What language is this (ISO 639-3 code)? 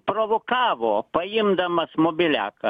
lit